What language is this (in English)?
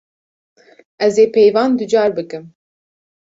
Kurdish